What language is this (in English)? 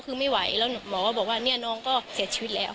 Thai